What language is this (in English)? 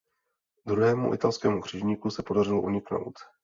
Czech